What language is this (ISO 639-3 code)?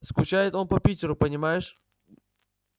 rus